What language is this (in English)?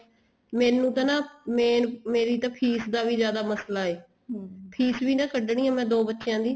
Punjabi